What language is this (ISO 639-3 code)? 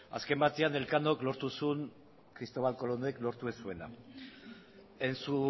eus